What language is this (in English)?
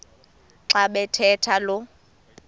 Xhosa